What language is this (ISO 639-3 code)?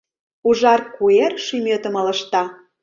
chm